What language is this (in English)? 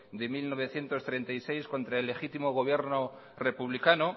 Spanish